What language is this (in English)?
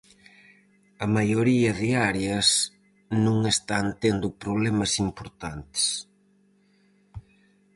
Galician